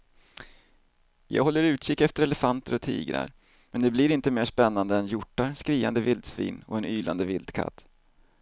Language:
Swedish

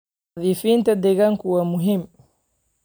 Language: Somali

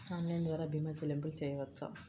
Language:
Telugu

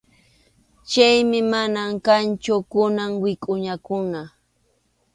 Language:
Arequipa-La Unión Quechua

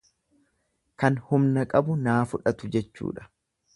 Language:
Oromo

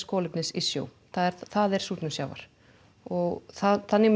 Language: Icelandic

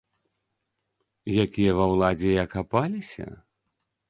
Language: Belarusian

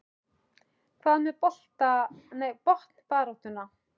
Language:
Icelandic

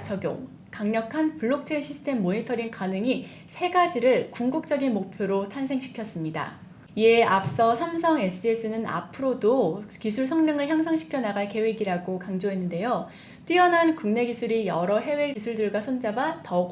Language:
Korean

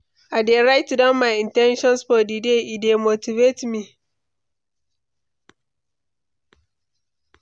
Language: Nigerian Pidgin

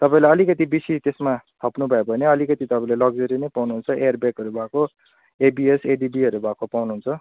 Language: Nepali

